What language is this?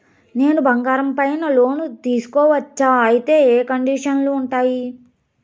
Telugu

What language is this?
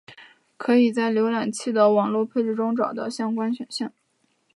Chinese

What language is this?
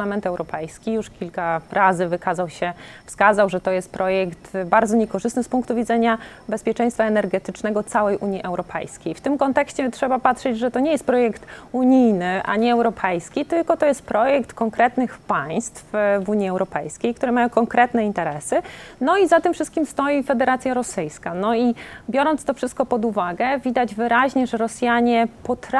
Polish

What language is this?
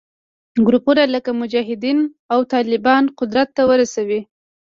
Pashto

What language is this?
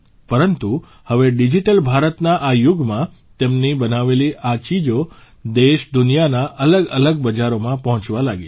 Gujarati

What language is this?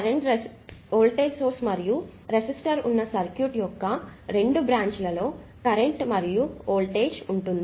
Telugu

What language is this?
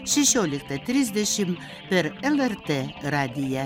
Lithuanian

